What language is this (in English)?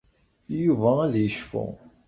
Kabyle